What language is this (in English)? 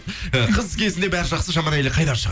Kazakh